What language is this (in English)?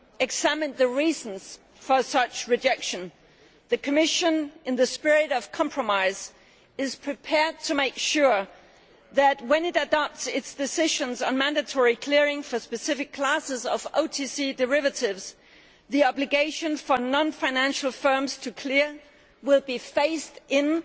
English